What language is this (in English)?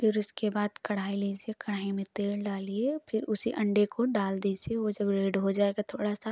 Hindi